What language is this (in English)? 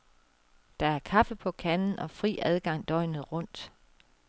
Danish